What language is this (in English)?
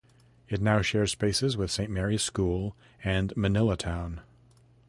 English